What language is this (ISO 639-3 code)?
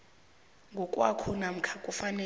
nbl